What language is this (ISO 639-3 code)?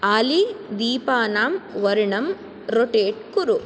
san